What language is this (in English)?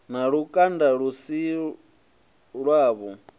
Venda